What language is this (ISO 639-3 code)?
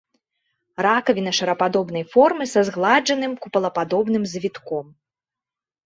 bel